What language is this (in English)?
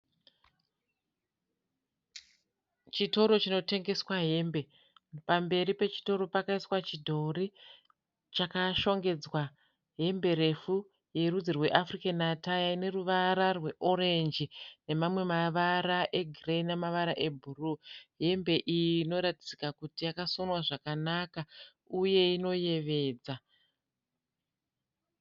Shona